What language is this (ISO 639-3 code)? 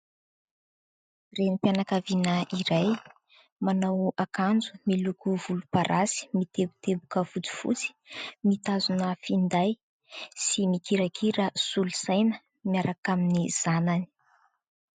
mlg